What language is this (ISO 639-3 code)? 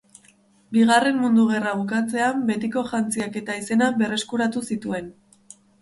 eus